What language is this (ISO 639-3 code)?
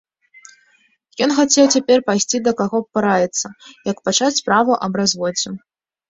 bel